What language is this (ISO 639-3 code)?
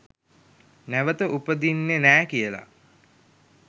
sin